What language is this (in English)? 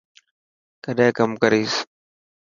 Dhatki